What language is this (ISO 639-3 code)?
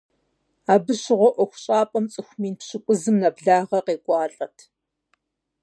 kbd